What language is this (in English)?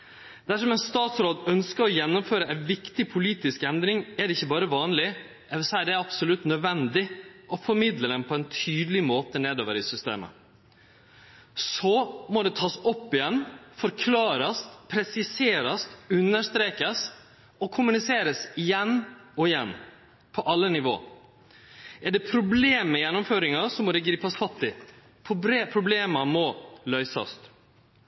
Norwegian Nynorsk